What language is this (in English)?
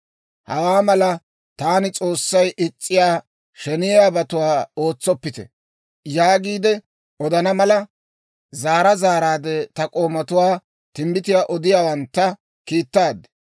Dawro